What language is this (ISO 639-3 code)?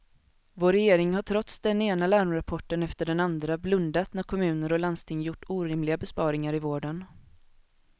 swe